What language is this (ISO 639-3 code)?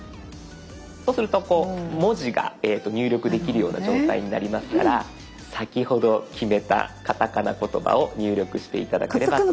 jpn